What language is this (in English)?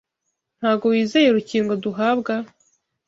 Kinyarwanda